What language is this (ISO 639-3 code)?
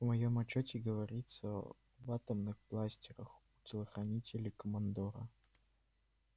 rus